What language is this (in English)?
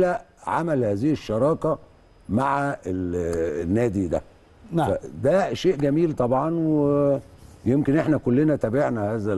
Arabic